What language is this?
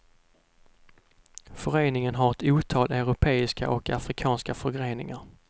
Swedish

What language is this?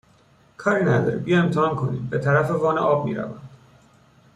Persian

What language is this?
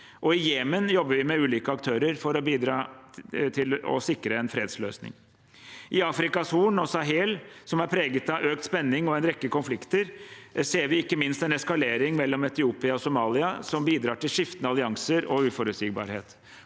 Norwegian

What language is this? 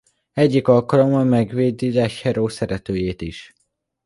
Hungarian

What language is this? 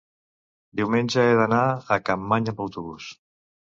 Catalan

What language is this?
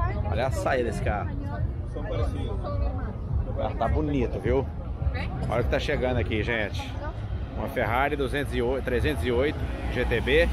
Portuguese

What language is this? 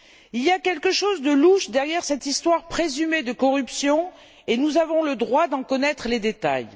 French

